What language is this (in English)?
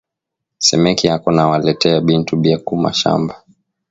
Swahili